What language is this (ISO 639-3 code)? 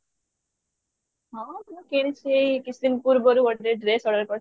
ori